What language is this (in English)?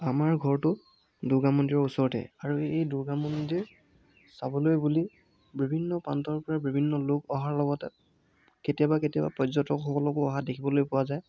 Assamese